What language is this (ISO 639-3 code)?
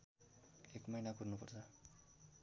nep